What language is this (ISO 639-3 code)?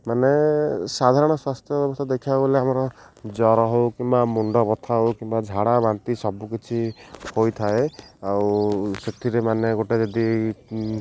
ori